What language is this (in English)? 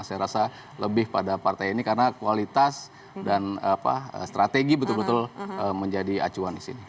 Indonesian